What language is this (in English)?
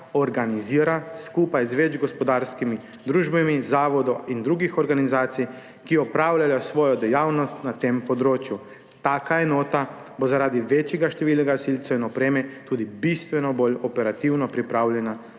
Slovenian